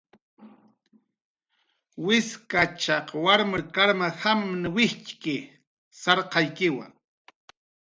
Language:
Jaqaru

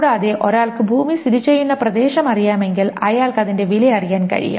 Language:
Malayalam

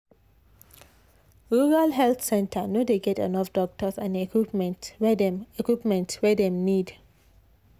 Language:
Nigerian Pidgin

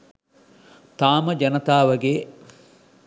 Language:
Sinhala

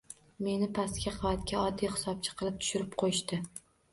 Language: Uzbek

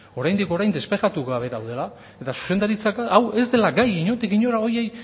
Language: Basque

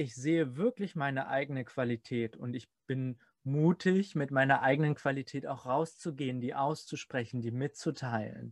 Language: German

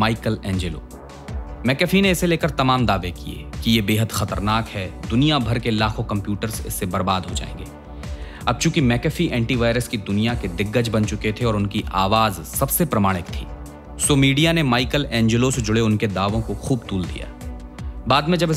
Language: Hindi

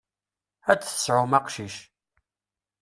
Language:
Kabyle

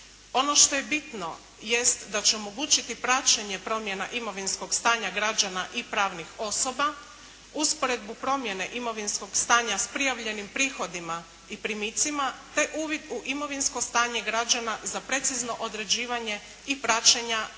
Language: Croatian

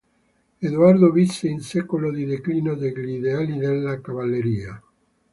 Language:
Italian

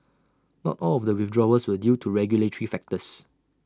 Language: English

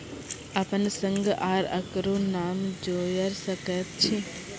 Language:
Maithili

